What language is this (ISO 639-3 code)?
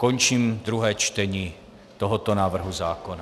ces